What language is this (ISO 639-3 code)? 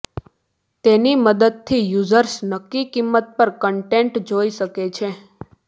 guj